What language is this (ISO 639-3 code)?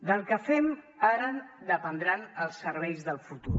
cat